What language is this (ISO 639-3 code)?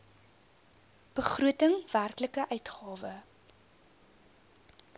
afr